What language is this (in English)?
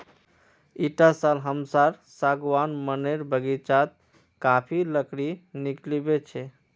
Magahi